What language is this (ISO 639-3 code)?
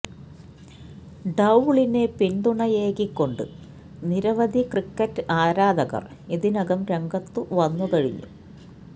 mal